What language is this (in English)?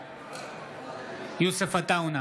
Hebrew